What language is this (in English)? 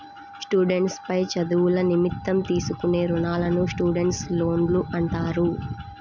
Telugu